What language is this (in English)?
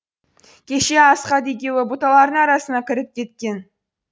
Kazakh